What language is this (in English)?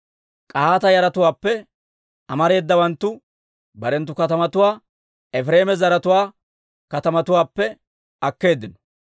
Dawro